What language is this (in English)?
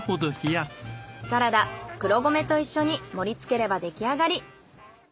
Japanese